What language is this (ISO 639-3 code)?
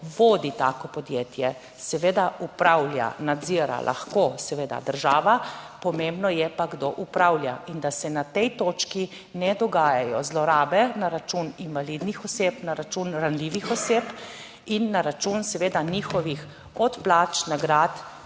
slv